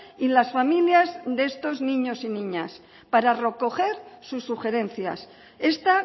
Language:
Spanish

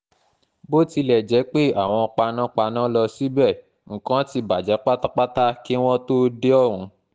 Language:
Yoruba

